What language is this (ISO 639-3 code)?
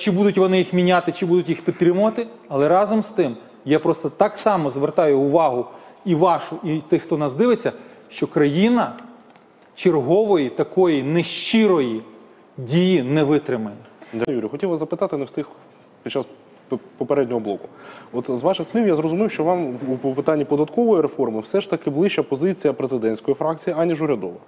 ukr